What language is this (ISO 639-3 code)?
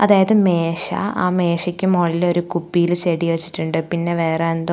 mal